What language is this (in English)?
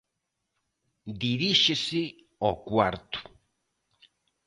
Galician